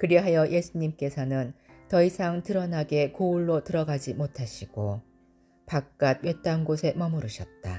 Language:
Korean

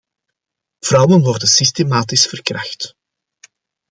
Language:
Dutch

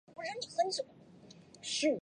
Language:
Chinese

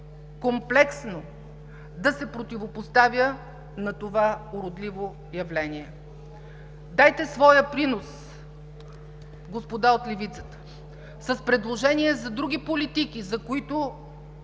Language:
Bulgarian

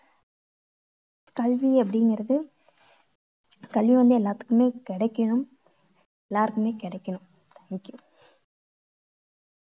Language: Tamil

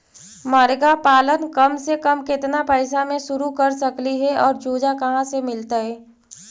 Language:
Magahi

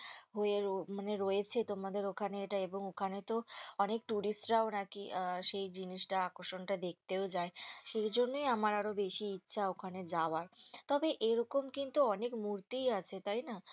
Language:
Bangla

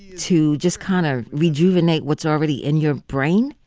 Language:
English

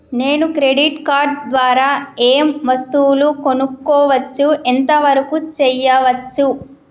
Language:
Telugu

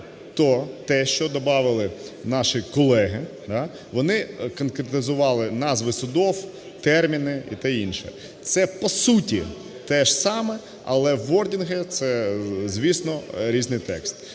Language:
Ukrainian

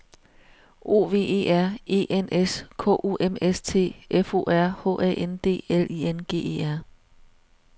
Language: Danish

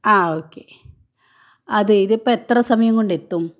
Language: Malayalam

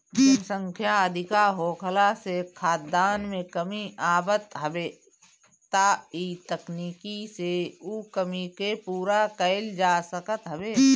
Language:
Bhojpuri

